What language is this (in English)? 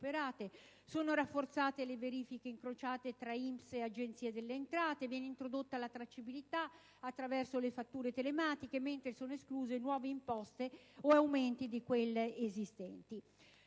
Italian